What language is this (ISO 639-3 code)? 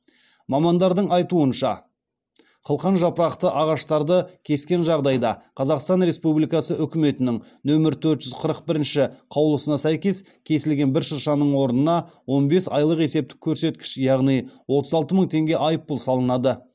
kaz